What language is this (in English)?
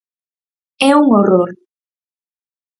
Galician